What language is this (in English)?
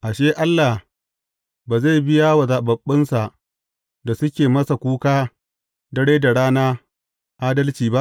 Hausa